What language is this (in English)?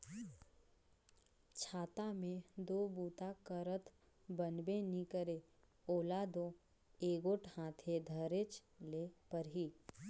Chhattisgarhi